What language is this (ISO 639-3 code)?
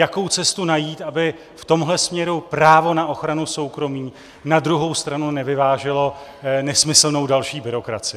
ces